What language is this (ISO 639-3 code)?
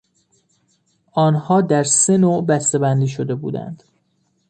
fas